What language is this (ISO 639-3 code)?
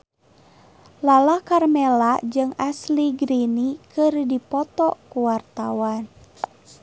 sun